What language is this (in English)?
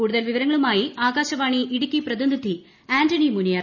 Malayalam